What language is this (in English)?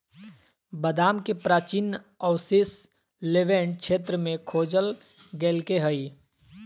Magahi